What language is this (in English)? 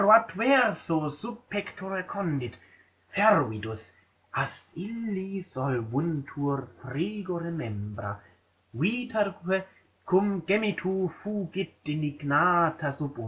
German